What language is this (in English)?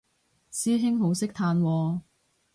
Cantonese